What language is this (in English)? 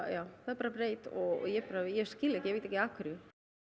Icelandic